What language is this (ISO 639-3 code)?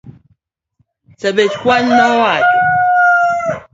luo